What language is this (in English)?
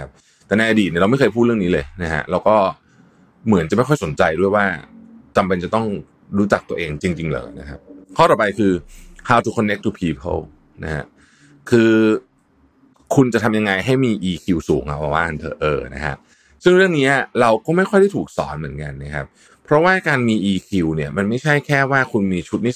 Thai